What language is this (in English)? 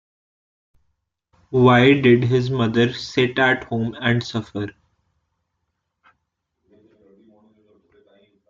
English